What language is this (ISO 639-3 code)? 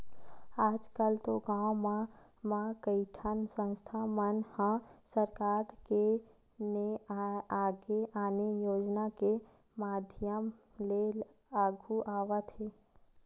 hne